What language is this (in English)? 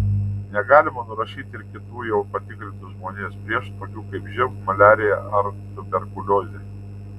Lithuanian